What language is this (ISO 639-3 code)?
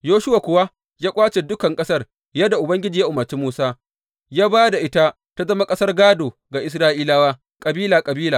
hau